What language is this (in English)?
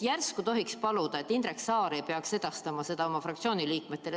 Estonian